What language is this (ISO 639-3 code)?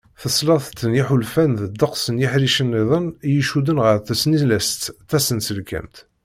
kab